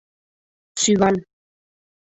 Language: Mari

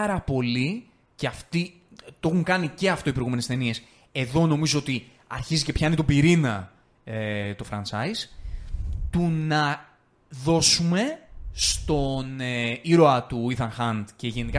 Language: Greek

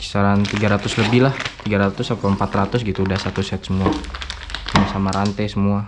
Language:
Indonesian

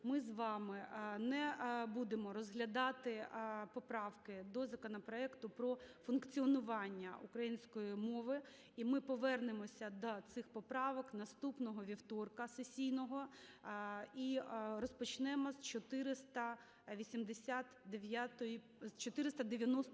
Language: Ukrainian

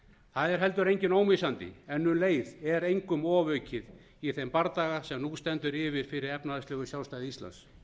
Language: Icelandic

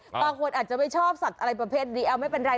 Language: Thai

